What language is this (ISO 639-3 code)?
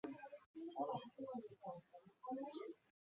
ben